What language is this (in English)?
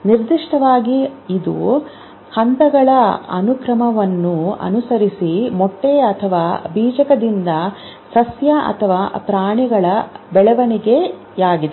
Kannada